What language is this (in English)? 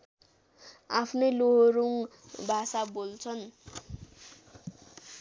Nepali